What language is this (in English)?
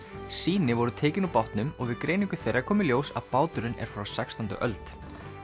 Icelandic